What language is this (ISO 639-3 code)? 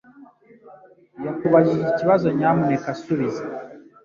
kin